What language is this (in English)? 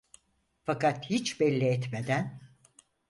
Turkish